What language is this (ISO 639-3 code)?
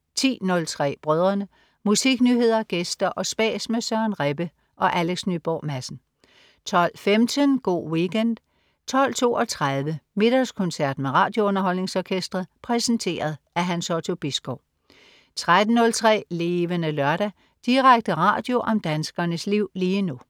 dan